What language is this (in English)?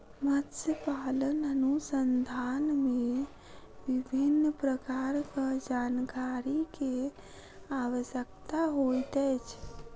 Maithili